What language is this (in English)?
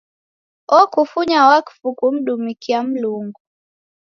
Taita